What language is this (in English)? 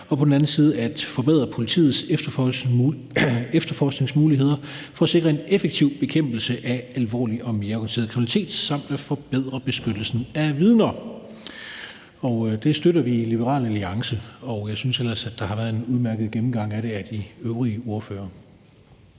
Danish